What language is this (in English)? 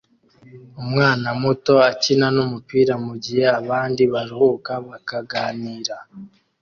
Kinyarwanda